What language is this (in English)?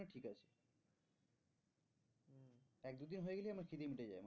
Bangla